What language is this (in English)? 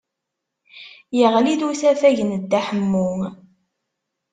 Kabyle